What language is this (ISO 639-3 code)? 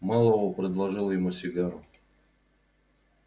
rus